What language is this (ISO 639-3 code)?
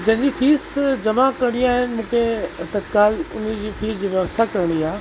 snd